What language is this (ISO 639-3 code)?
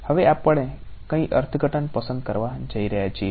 guj